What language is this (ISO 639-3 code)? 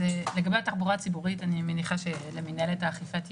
heb